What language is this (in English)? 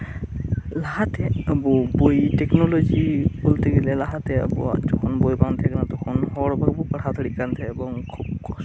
Santali